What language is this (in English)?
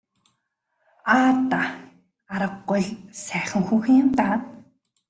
Mongolian